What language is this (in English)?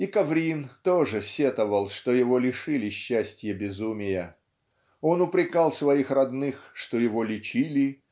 Russian